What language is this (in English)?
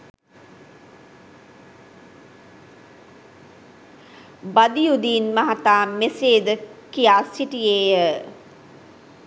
Sinhala